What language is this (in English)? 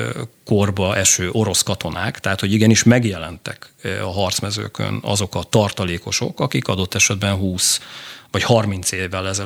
Hungarian